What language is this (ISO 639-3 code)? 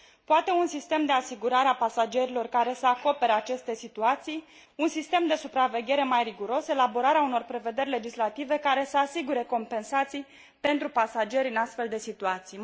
ron